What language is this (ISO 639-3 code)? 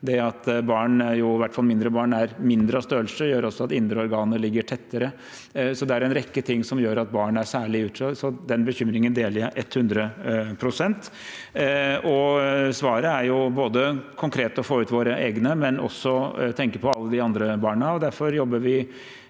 nor